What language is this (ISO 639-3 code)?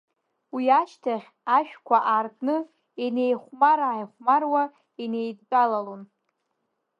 abk